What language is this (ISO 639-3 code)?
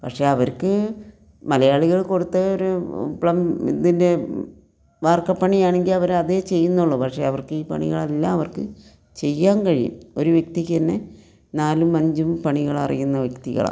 mal